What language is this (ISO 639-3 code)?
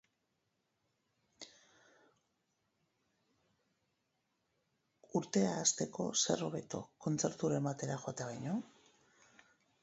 eus